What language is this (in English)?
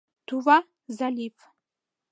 Mari